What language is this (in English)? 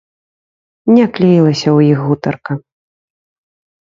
Belarusian